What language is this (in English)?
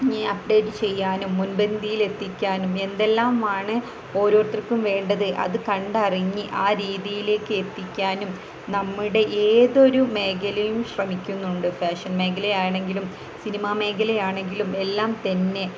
Malayalam